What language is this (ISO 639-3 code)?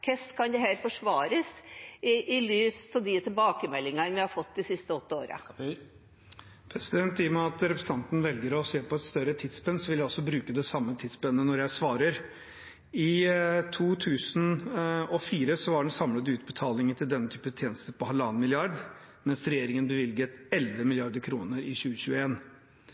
nob